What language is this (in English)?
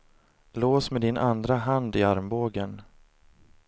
Swedish